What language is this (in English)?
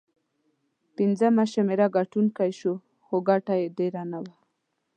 Pashto